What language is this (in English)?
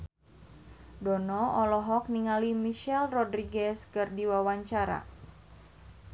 Sundanese